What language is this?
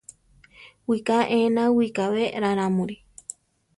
Central Tarahumara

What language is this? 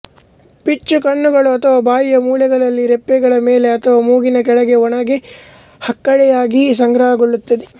Kannada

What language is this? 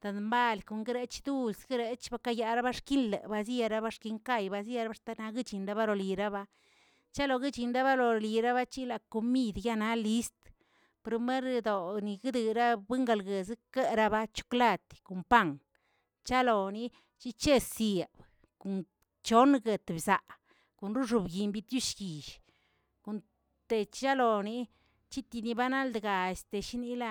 Tilquiapan Zapotec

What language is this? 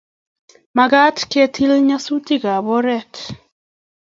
Kalenjin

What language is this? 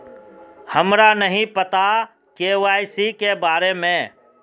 Magahi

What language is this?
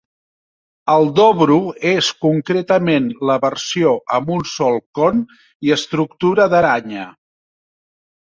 Catalan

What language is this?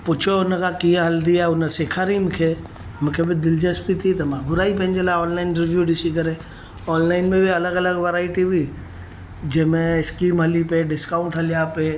Sindhi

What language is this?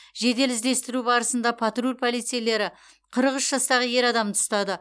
Kazakh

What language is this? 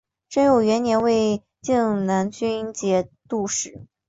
Chinese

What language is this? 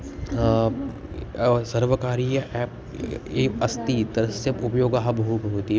Sanskrit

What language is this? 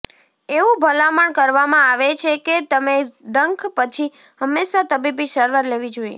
Gujarati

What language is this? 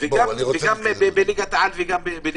Hebrew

